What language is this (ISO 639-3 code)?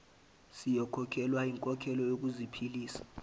zul